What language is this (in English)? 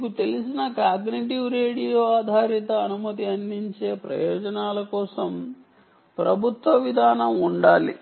Telugu